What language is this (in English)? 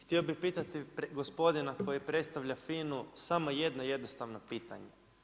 Croatian